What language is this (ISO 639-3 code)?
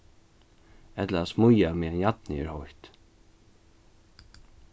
fao